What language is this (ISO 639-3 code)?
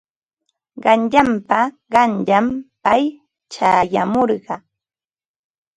qva